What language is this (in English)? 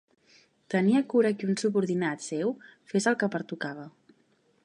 Catalan